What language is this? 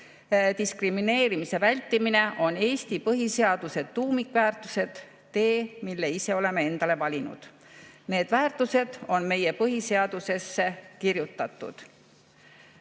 Estonian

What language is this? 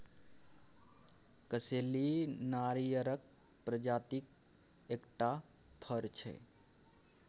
Maithili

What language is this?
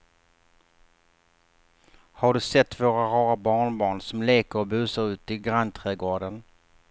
Swedish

